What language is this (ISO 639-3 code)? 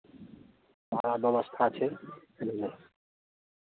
mai